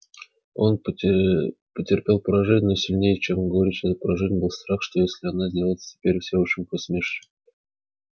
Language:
Russian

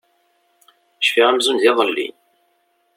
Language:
Kabyle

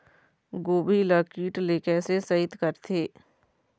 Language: Chhattisgarhi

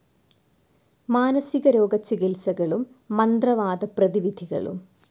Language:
Malayalam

